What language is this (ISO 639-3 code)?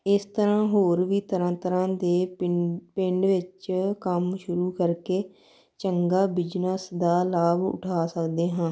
pan